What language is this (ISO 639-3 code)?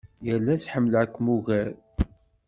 kab